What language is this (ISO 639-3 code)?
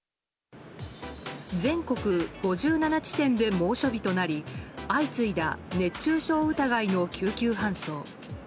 jpn